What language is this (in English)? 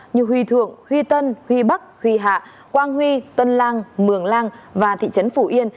Vietnamese